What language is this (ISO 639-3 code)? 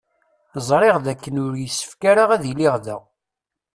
kab